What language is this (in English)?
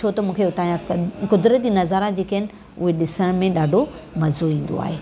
Sindhi